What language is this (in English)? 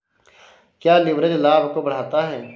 Hindi